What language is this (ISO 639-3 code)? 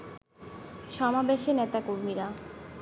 ben